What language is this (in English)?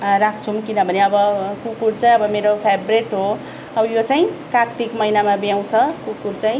Nepali